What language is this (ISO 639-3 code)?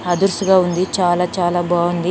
tel